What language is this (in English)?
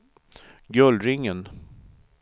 Swedish